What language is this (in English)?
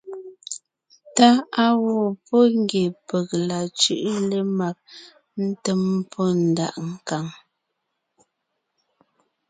Ngiemboon